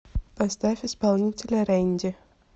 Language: Russian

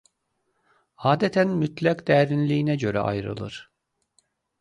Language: Azerbaijani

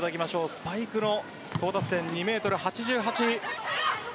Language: Japanese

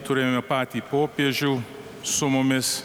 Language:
Lithuanian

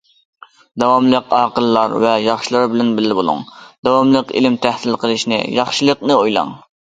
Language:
Uyghur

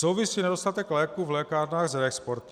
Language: Czech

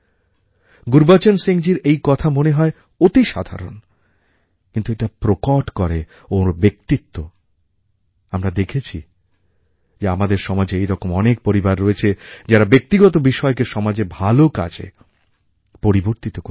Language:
Bangla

